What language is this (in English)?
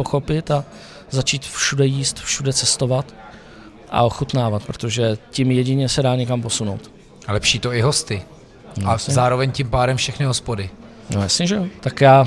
Czech